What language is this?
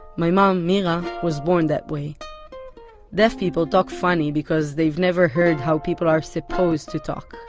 English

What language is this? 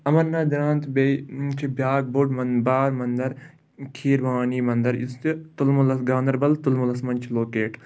Kashmiri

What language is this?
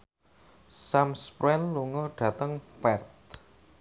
Javanese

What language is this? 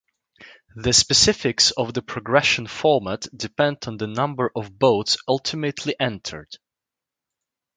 English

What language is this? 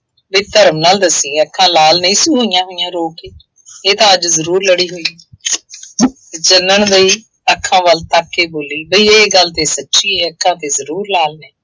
Punjabi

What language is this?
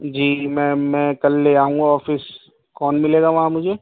Urdu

